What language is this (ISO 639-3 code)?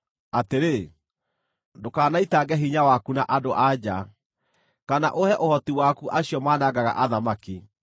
kik